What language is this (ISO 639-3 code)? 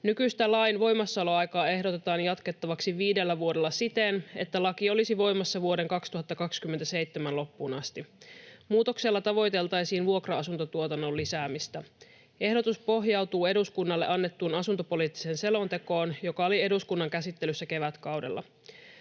fin